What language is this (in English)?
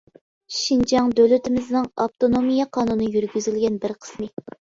Uyghur